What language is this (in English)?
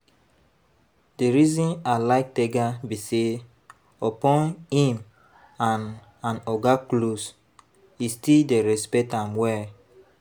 Nigerian Pidgin